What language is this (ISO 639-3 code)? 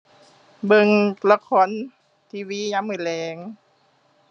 tha